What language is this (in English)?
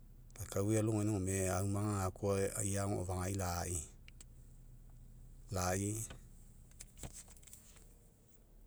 Mekeo